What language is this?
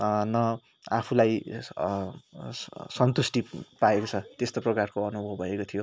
Nepali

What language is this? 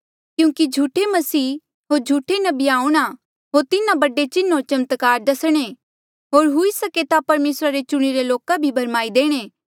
Mandeali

